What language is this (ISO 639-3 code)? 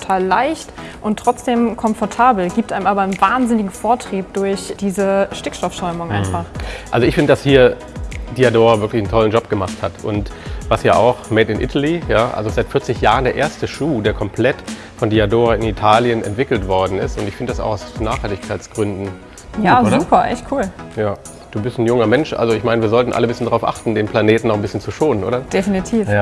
deu